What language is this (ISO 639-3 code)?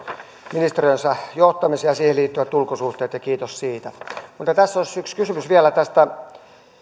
fin